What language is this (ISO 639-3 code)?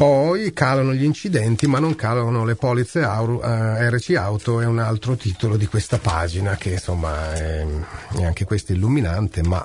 ita